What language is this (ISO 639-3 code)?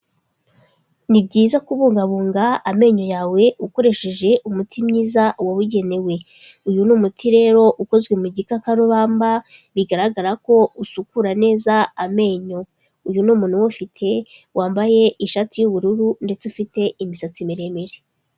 kin